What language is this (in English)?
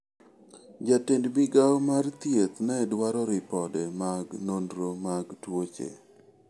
Luo (Kenya and Tanzania)